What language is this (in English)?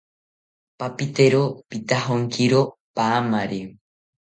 South Ucayali Ashéninka